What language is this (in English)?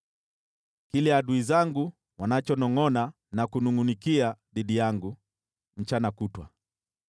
Swahili